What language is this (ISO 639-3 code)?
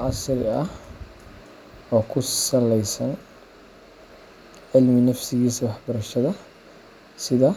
som